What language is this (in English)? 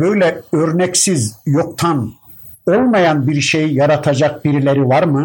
Turkish